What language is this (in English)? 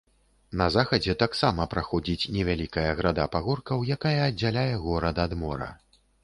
Belarusian